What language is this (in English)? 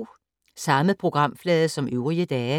Danish